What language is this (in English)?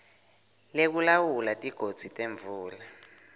Swati